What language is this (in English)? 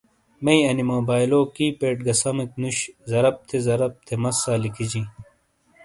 Shina